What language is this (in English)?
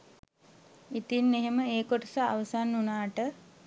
Sinhala